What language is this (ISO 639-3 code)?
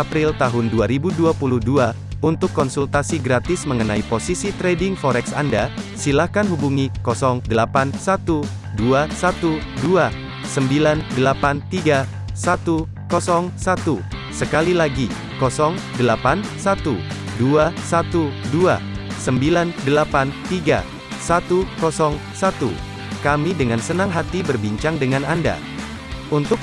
ind